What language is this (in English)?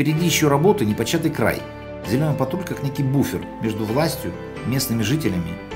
Russian